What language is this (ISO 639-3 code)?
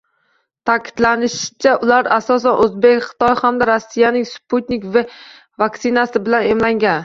uzb